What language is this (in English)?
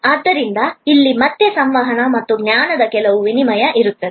Kannada